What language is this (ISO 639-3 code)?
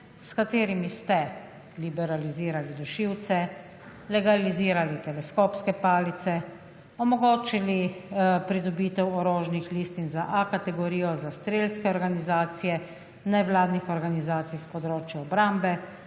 slv